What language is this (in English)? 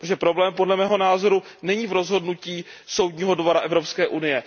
Czech